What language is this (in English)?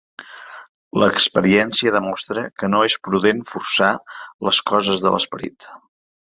Catalan